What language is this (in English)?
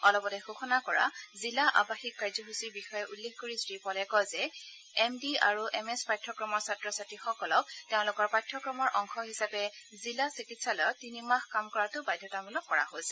Assamese